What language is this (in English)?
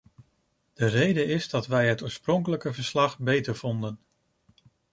Dutch